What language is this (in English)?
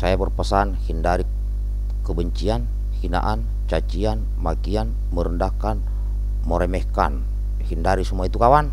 Indonesian